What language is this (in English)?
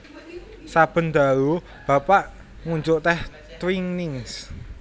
Javanese